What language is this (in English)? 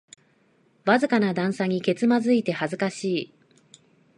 Japanese